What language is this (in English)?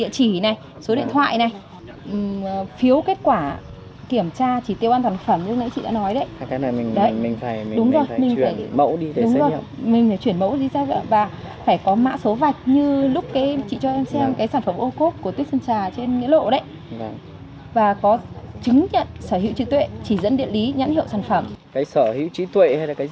Vietnamese